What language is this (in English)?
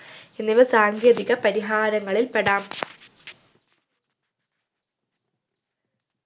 Malayalam